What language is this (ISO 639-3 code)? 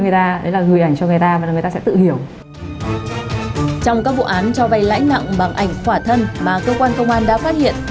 vie